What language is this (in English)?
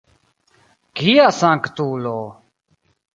Esperanto